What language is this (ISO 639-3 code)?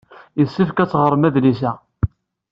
kab